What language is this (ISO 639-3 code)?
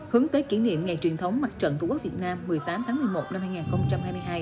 vie